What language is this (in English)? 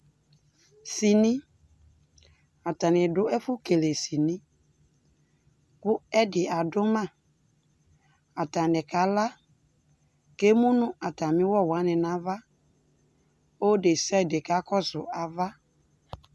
Ikposo